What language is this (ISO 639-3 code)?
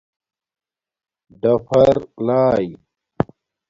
dmk